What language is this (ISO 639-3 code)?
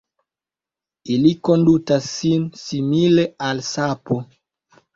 epo